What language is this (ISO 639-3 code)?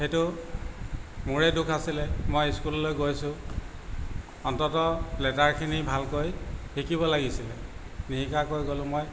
asm